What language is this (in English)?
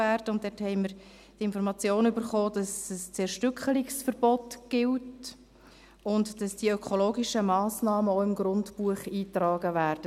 Swiss German